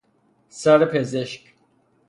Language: Persian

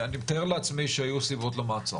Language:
Hebrew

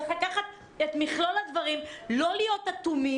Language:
Hebrew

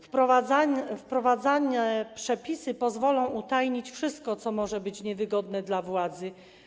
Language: Polish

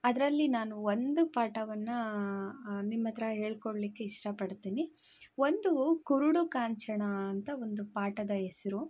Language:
Kannada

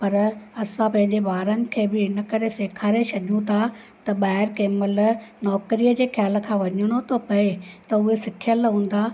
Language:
Sindhi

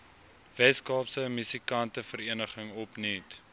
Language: Afrikaans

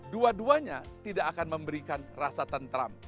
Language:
Indonesian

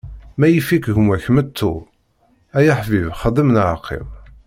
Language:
Kabyle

